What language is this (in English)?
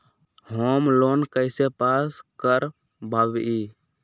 Magahi